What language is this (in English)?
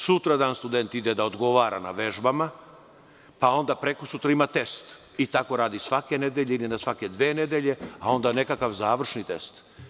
Serbian